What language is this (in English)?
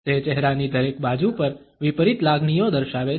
Gujarati